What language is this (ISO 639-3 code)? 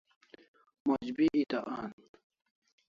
kls